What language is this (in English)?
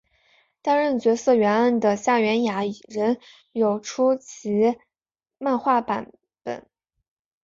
Chinese